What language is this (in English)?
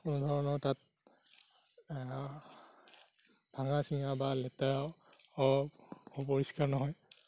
Assamese